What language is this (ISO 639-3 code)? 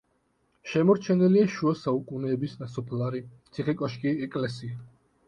kat